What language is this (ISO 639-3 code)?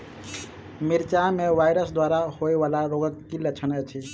mai